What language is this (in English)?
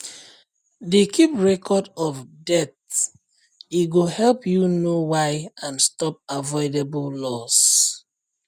Nigerian Pidgin